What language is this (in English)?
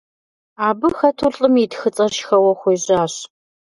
Kabardian